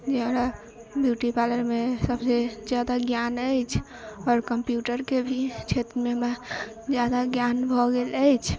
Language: Maithili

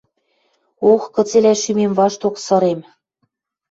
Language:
Western Mari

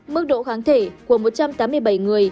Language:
Vietnamese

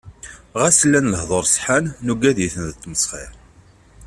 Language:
Kabyle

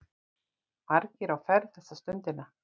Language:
Icelandic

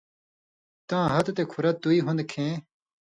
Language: Indus Kohistani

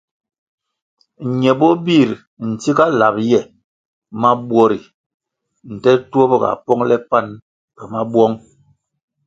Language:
Kwasio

